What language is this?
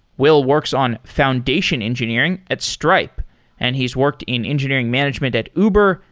English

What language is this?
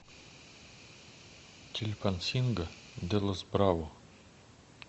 Russian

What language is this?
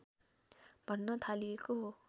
Nepali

